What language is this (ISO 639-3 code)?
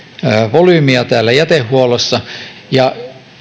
fin